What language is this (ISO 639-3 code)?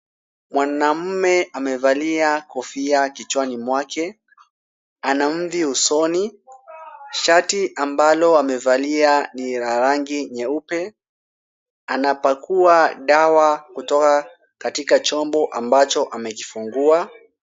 swa